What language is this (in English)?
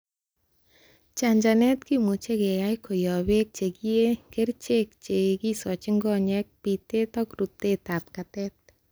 Kalenjin